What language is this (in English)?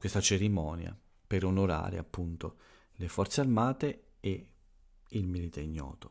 Italian